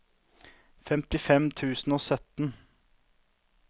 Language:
Norwegian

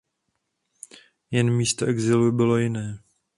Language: Czech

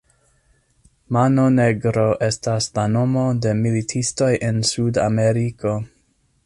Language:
Esperanto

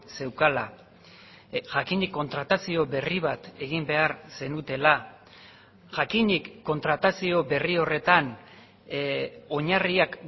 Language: Basque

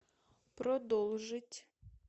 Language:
Russian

